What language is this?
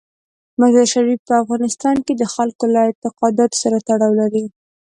Pashto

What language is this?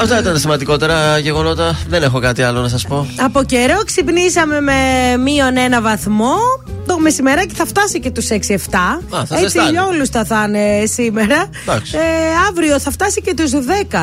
Greek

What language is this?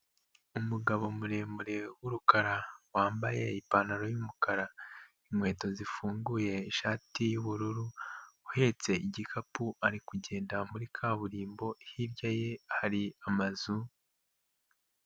Kinyarwanda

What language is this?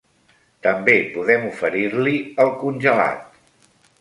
Catalan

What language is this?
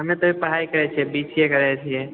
Maithili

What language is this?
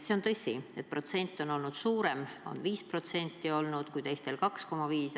Estonian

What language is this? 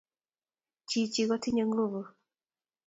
Kalenjin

